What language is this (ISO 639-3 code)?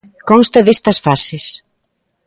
glg